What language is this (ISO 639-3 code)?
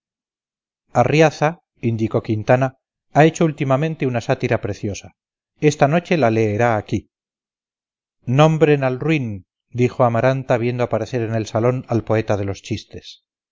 spa